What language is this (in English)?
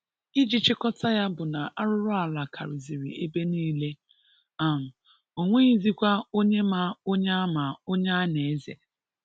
Igbo